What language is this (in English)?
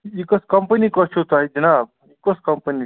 Kashmiri